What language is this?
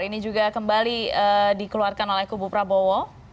Indonesian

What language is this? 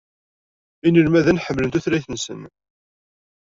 Kabyle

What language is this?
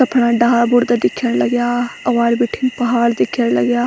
Garhwali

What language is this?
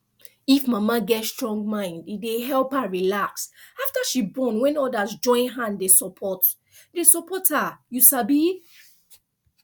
Nigerian Pidgin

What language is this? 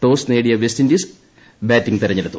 Malayalam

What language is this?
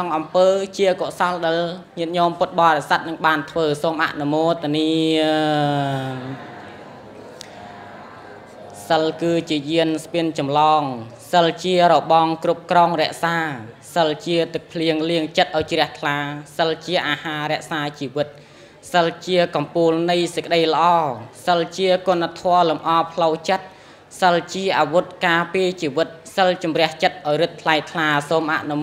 Vietnamese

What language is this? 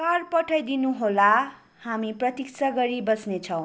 Nepali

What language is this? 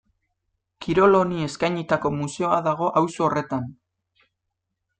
Basque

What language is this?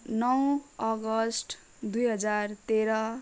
Nepali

